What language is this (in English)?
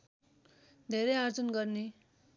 Nepali